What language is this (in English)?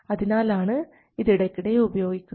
Malayalam